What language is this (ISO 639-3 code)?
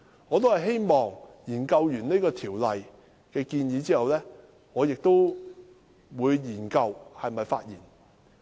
yue